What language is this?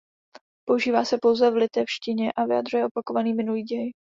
Czech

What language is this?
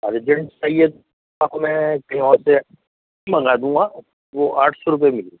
Urdu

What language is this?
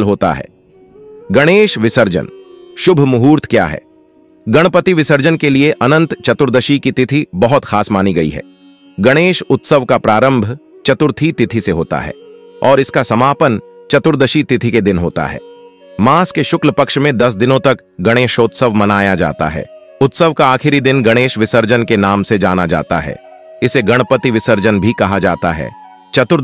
Hindi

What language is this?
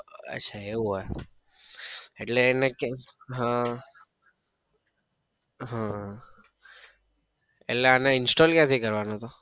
Gujarati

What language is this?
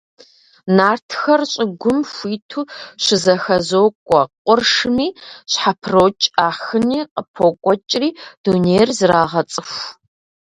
Kabardian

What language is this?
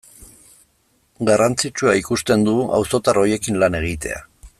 Basque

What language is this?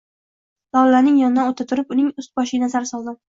Uzbek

